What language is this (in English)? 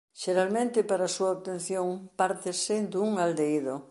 Galician